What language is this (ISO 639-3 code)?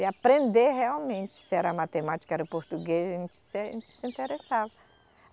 por